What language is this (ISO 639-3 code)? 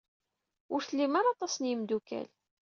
kab